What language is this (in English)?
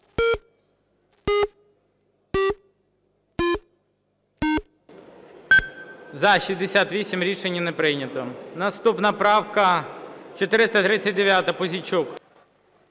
Ukrainian